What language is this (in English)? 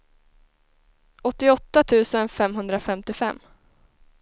Swedish